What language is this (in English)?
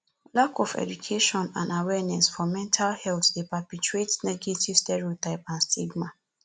Nigerian Pidgin